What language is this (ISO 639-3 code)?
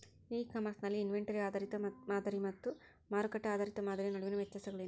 kan